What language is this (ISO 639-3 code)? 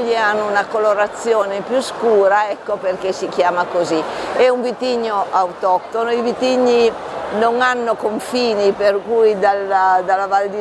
ita